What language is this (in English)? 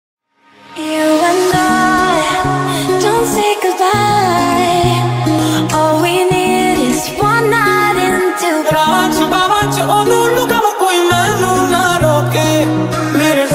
Arabic